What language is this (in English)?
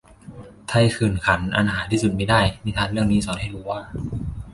Thai